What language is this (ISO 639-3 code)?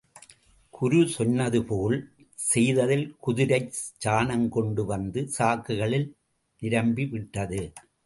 tam